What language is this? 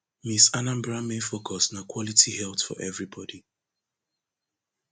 Nigerian Pidgin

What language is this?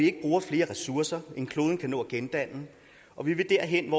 Danish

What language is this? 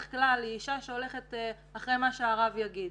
Hebrew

